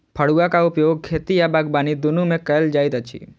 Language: Maithili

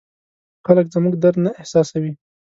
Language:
Pashto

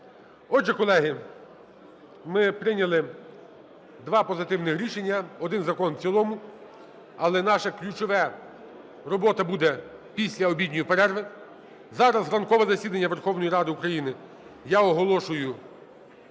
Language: Ukrainian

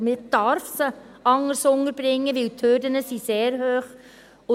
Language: Swiss German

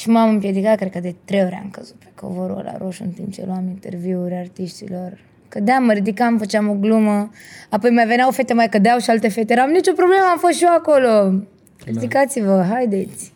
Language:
Romanian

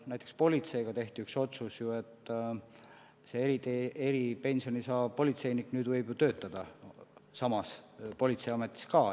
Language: Estonian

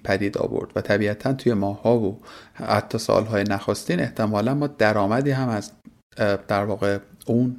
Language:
Persian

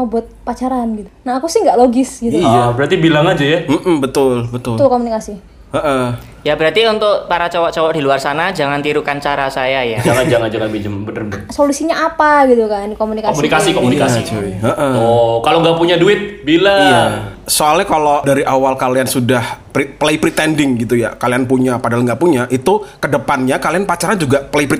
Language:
Indonesian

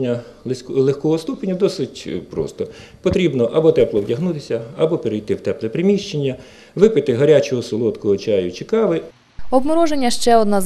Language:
Ukrainian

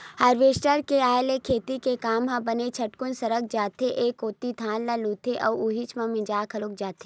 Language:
Chhattisgarhi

